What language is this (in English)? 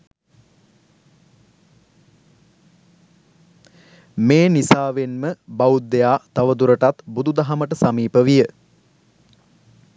Sinhala